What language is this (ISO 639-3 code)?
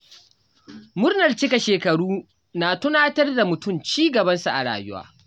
hau